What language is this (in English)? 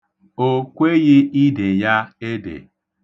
Igbo